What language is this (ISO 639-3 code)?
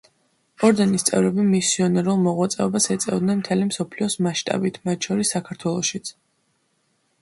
kat